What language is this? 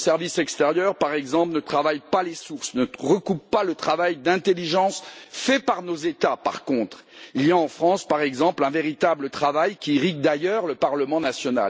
French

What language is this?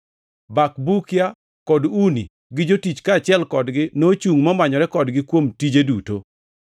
Luo (Kenya and Tanzania)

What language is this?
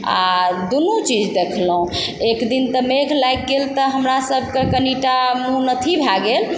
Maithili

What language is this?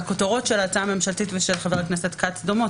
Hebrew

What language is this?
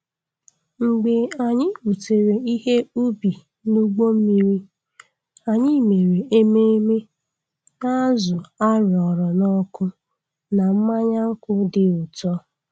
Igbo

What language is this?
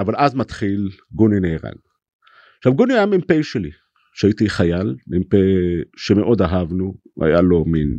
Hebrew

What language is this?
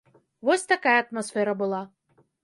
Belarusian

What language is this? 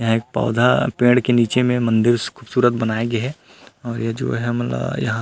Chhattisgarhi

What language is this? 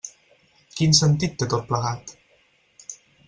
Catalan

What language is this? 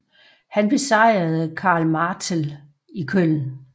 Danish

